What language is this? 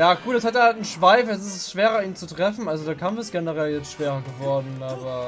German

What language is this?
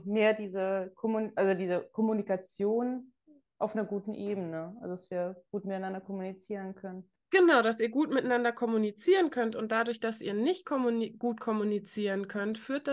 German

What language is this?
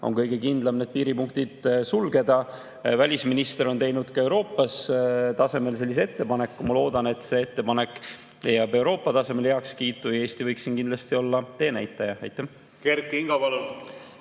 Estonian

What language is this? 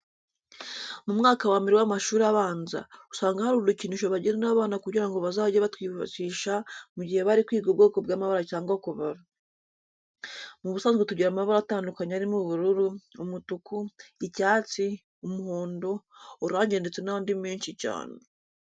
Kinyarwanda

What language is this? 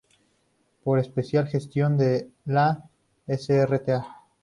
Spanish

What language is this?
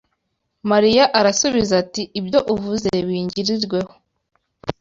Kinyarwanda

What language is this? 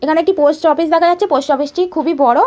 Bangla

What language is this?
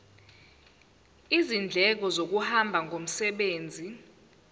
Zulu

